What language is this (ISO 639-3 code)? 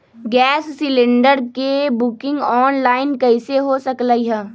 mag